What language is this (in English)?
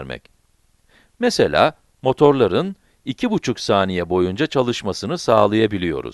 Turkish